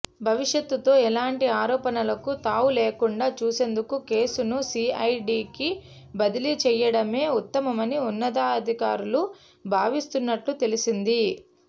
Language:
Telugu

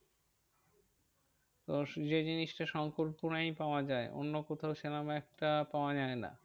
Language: Bangla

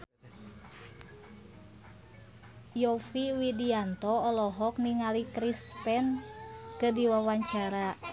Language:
Sundanese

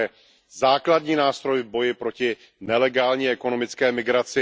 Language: Czech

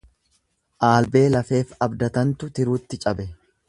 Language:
Oromo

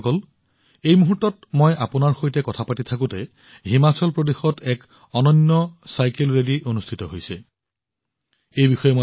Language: Assamese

